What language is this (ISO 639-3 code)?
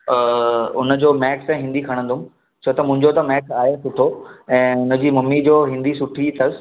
snd